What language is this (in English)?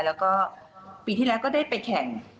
Thai